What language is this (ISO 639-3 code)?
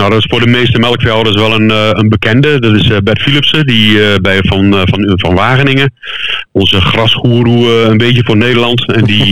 nld